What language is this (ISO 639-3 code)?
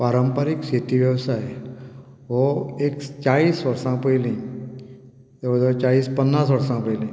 kok